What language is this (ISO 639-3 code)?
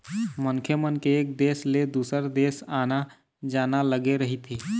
hne